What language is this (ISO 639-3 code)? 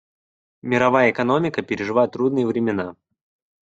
rus